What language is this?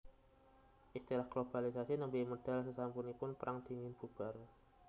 Javanese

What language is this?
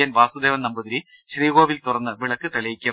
Malayalam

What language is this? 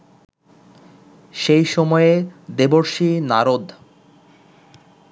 Bangla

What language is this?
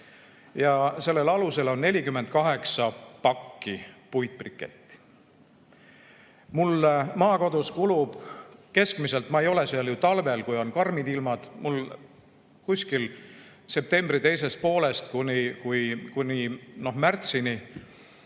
Estonian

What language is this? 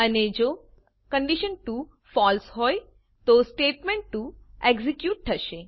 Gujarati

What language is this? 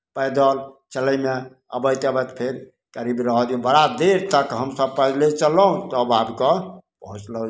Maithili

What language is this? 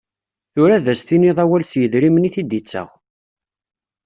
Kabyle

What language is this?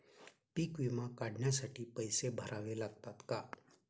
Marathi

